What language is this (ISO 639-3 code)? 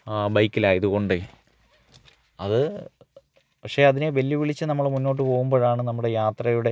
mal